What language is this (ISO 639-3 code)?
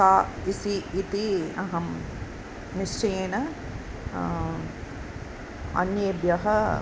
san